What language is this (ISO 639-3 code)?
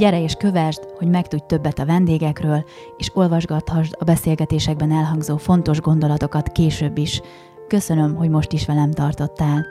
hun